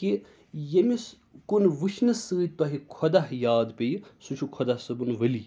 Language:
Kashmiri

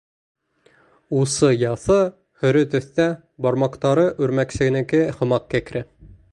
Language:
Bashkir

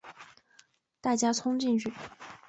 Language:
Chinese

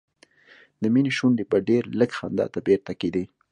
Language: Pashto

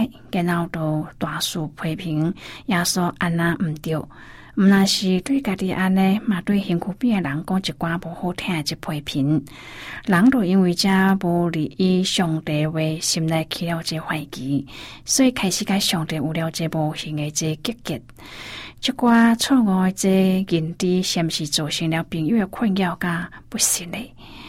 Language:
Chinese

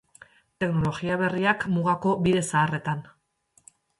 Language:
Basque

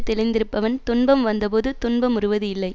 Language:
Tamil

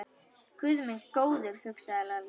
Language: Icelandic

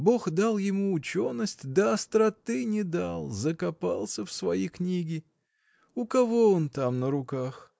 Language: Russian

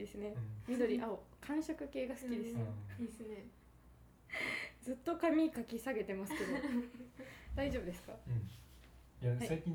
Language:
Japanese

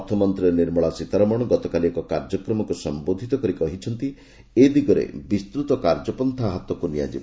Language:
Odia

